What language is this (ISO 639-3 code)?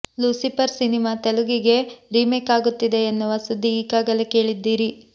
kan